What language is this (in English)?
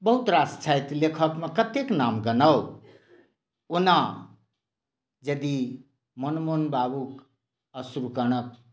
Maithili